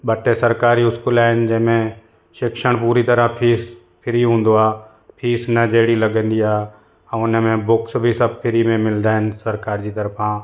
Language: Sindhi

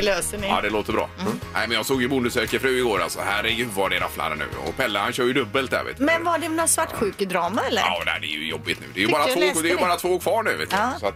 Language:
Swedish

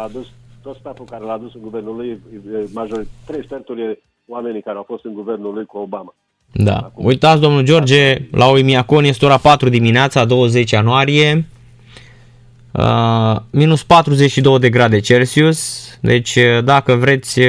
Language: Romanian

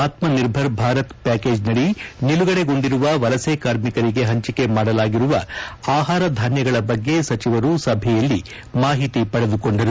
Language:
Kannada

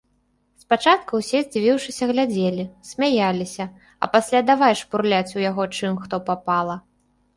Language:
Belarusian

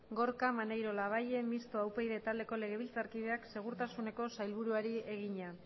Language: Basque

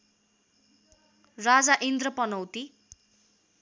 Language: Nepali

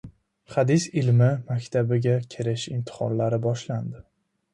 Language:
Uzbek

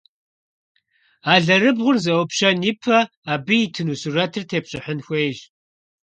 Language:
Kabardian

